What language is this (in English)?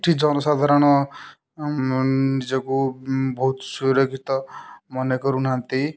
Odia